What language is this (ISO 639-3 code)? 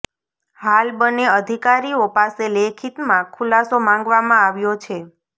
guj